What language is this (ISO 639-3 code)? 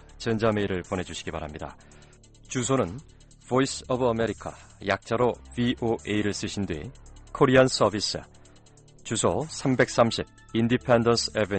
kor